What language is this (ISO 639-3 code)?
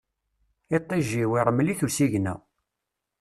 kab